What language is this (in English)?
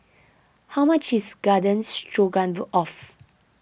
English